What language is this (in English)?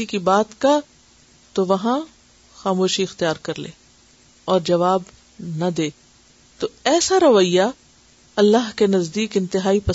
Urdu